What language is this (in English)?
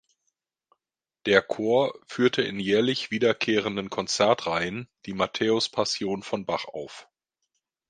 German